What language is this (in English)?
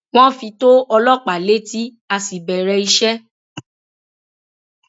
Yoruba